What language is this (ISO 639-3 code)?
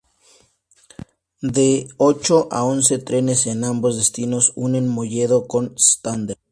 spa